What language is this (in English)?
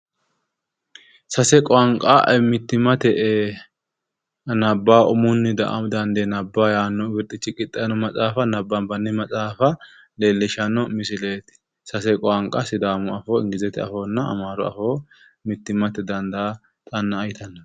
Sidamo